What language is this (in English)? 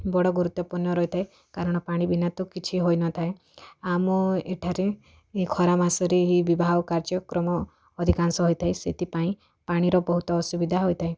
Odia